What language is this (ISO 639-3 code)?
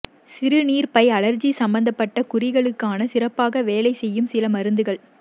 tam